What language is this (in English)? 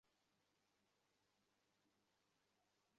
Bangla